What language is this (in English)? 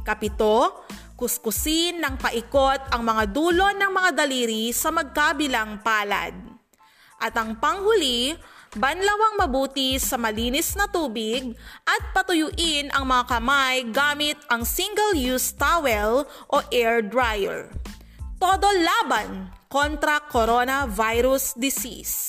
Filipino